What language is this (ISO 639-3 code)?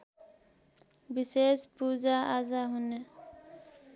nep